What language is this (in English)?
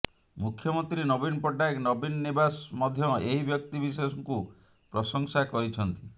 Odia